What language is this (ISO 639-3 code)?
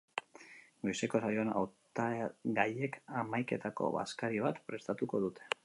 eus